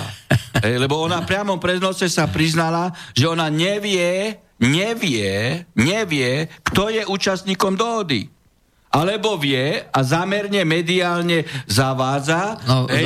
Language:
Slovak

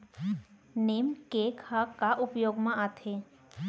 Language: Chhattisgarhi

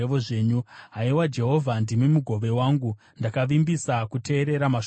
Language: Shona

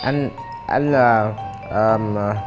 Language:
Vietnamese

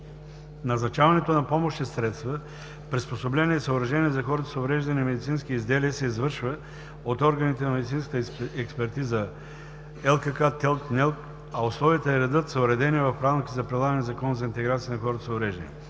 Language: Bulgarian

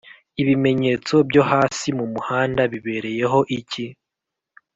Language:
Kinyarwanda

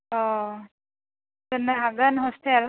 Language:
Bodo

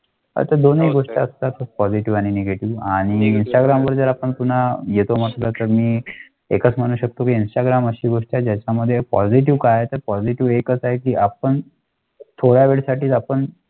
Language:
Marathi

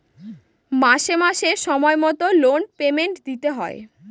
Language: Bangla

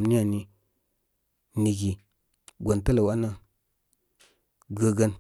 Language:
Koma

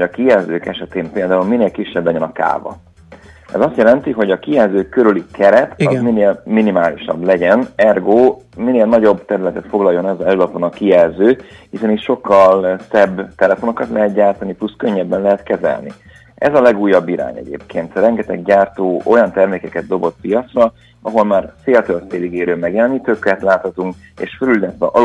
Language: Hungarian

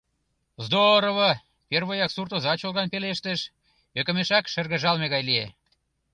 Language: Mari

